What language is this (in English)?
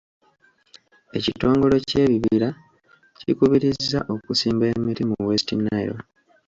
Ganda